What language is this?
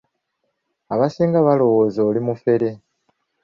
Ganda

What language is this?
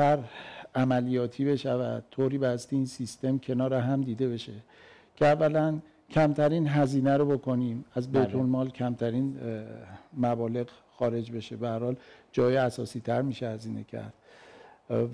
Persian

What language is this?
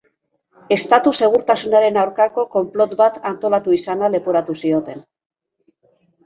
Basque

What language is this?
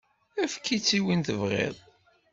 Kabyle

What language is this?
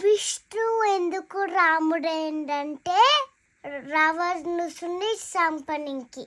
Telugu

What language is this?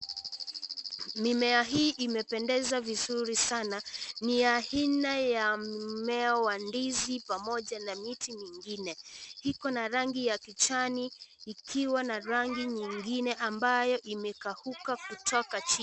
Swahili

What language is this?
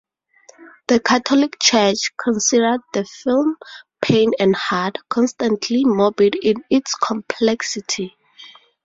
English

